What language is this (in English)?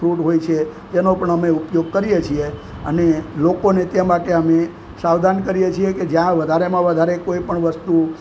Gujarati